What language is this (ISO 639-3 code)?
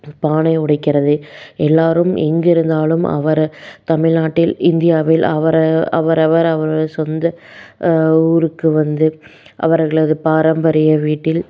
tam